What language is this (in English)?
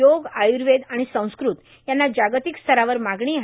Marathi